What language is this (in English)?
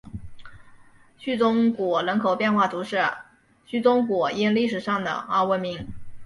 Chinese